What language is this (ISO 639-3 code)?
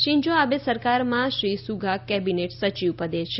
guj